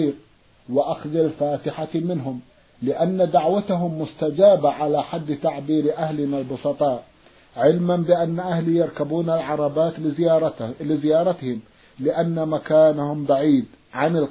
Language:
Arabic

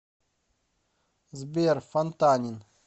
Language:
Russian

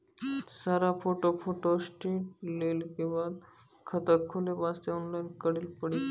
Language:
Maithili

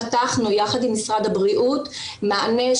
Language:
Hebrew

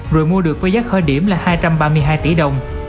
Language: Vietnamese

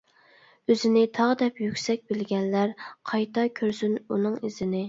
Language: Uyghur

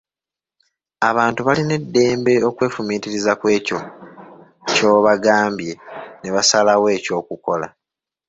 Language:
Ganda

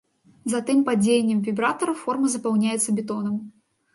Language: Belarusian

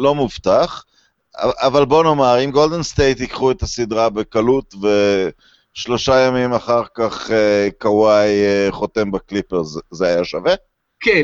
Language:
Hebrew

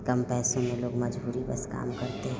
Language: Hindi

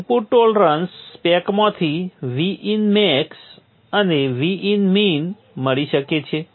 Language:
Gujarati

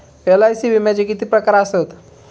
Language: Marathi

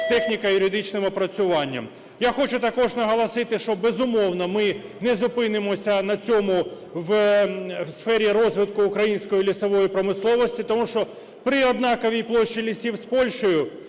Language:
Ukrainian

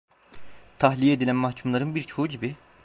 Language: Turkish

